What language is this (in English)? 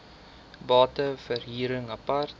Afrikaans